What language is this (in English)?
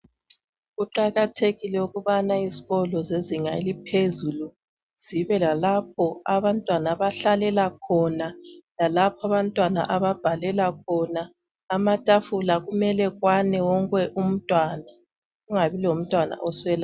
North Ndebele